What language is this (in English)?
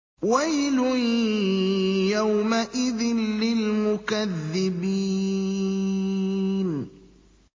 Arabic